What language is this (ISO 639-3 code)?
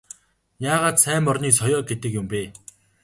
mon